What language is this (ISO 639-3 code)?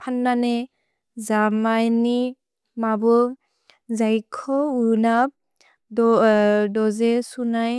brx